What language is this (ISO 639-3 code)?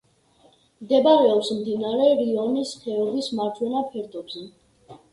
kat